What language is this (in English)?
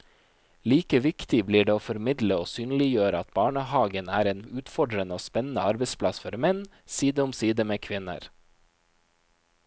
Norwegian